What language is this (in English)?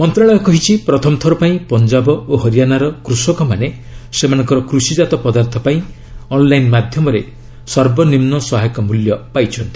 Odia